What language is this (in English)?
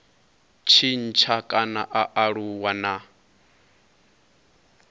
Venda